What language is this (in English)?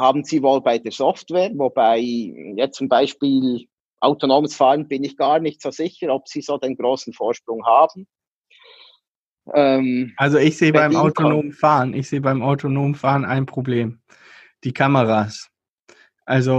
German